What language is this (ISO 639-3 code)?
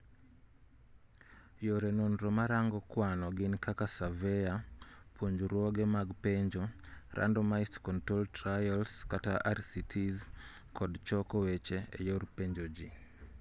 luo